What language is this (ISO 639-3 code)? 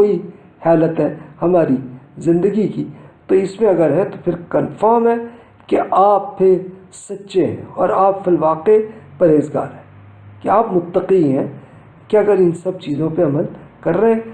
urd